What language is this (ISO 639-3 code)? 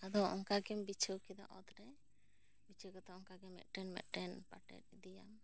sat